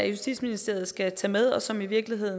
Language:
Danish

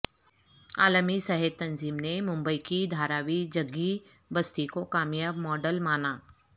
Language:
Urdu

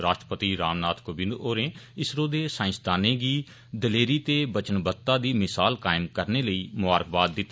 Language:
Dogri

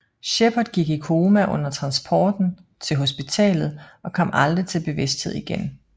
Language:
Danish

